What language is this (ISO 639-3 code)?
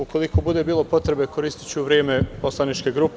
srp